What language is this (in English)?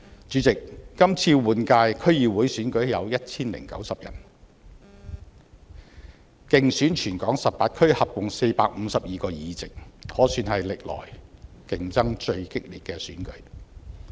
Cantonese